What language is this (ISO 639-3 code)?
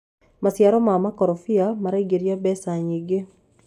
kik